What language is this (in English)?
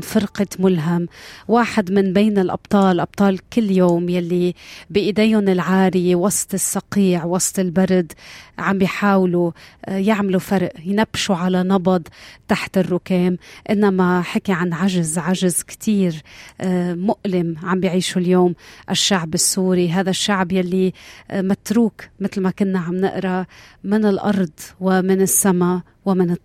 Arabic